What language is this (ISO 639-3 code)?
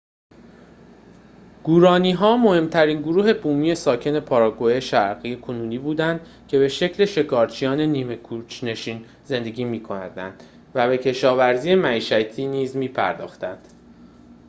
fas